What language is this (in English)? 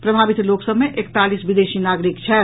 Maithili